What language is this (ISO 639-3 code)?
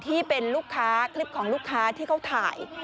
tha